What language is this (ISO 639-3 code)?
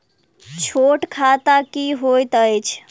mai